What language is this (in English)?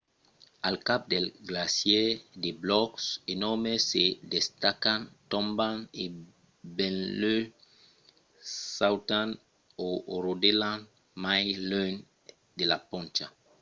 Occitan